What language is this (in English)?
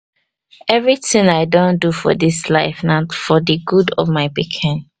Nigerian Pidgin